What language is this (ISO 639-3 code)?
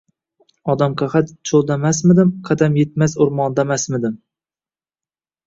uzb